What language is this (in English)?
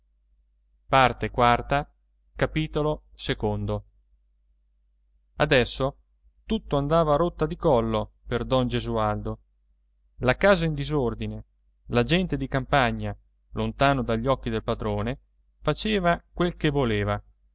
Italian